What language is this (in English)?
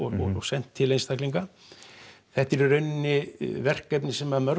Icelandic